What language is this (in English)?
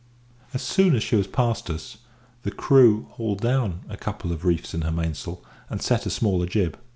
English